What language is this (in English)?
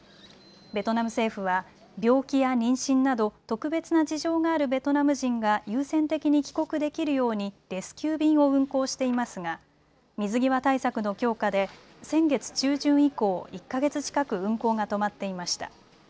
Japanese